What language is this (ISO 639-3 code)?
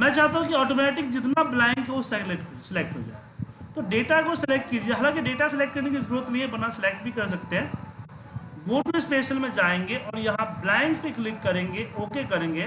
hin